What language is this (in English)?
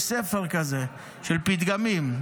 Hebrew